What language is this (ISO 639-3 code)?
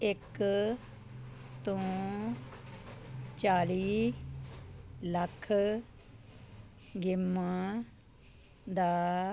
pan